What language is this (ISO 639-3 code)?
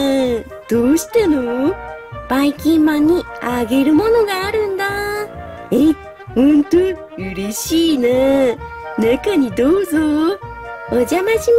jpn